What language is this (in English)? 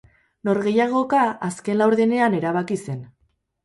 Basque